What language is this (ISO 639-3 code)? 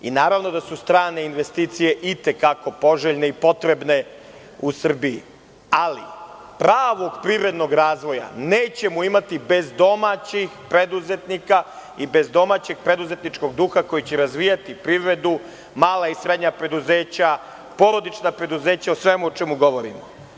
srp